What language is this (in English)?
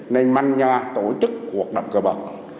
Vietnamese